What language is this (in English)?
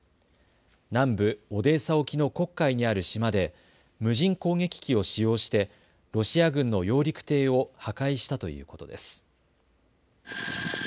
Japanese